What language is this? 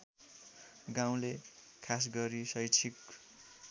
Nepali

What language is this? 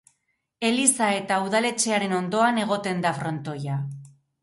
Basque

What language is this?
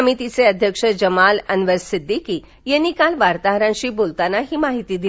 Marathi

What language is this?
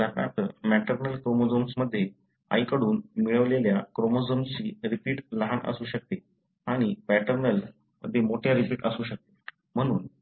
Marathi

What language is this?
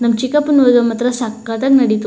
Kannada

